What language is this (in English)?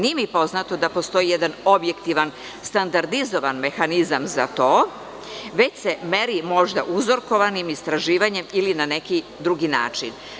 Serbian